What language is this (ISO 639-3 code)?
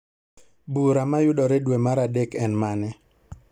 luo